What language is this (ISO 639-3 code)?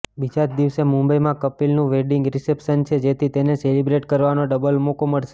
guj